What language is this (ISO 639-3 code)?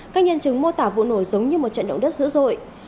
vie